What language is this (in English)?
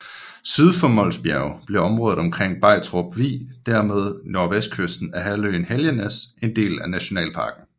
Danish